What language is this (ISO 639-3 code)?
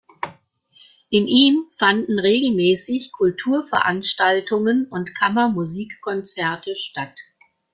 deu